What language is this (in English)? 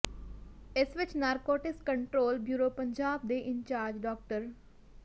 Punjabi